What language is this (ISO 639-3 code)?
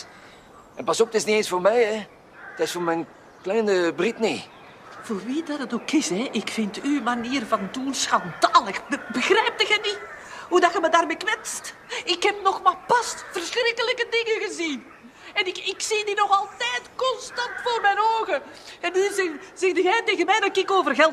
nld